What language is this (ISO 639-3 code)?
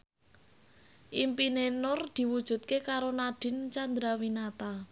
jav